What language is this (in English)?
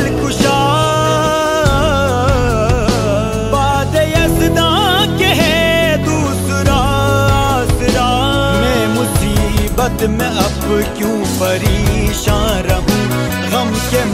Arabic